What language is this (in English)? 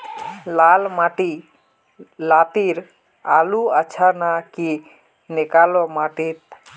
Magahi